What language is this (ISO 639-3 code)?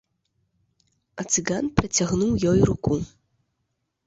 bel